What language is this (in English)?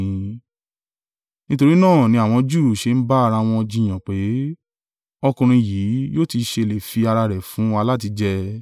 Yoruba